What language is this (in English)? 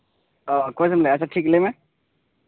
Santali